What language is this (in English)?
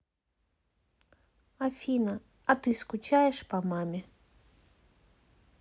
Russian